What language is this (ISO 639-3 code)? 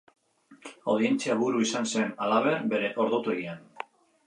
eus